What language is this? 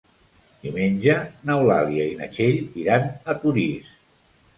Catalan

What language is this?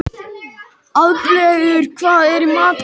Icelandic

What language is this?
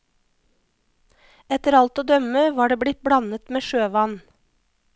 Norwegian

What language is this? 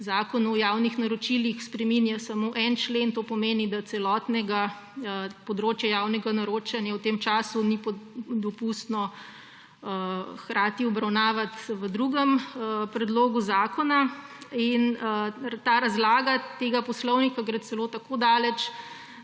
Slovenian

